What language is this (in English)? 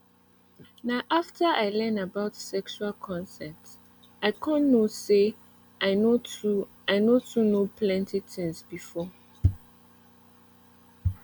Nigerian Pidgin